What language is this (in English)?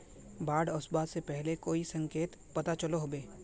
Magahi